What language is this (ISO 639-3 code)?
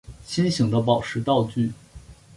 zho